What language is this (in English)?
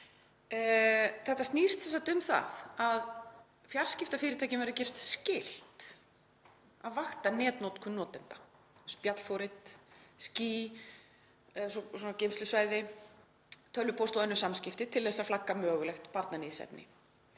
Icelandic